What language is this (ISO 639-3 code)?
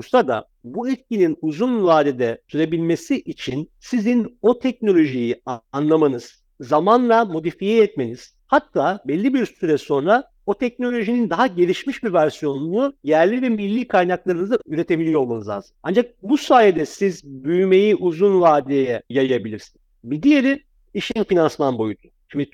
tur